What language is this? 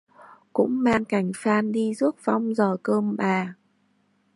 Vietnamese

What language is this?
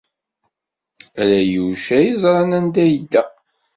Kabyle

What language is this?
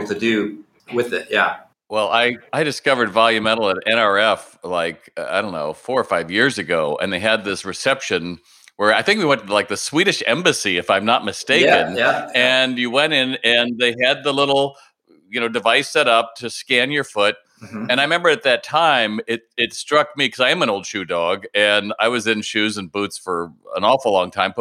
English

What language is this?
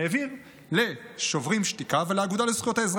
Hebrew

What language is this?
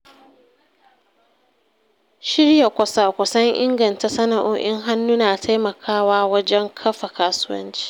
Hausa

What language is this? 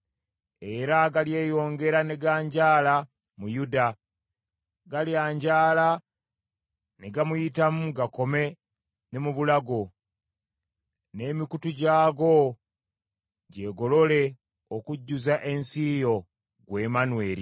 Ganda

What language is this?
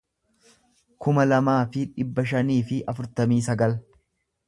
Oromo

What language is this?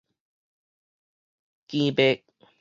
Min Nan Chinese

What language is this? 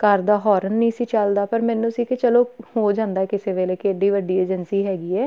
Punjabi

